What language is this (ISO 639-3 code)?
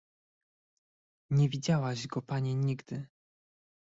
pol